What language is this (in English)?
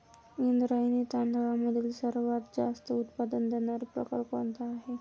Marathi